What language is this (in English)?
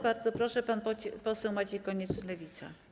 Polish